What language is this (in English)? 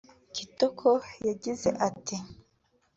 Kinyarwanda